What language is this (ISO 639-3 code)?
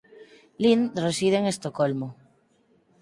glg